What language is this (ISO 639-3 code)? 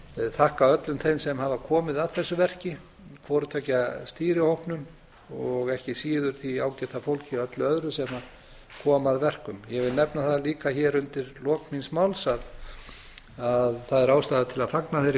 isl